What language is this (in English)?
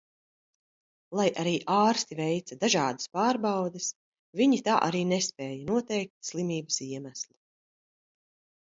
Latvian